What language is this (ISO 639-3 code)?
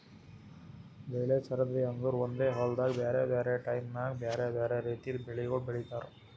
kan